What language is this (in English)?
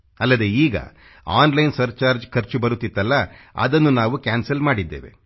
Kannada